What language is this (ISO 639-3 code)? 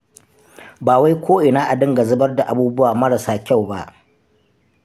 hau